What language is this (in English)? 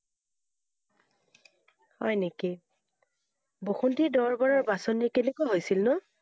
Assamese